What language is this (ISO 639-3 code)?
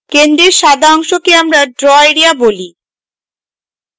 ben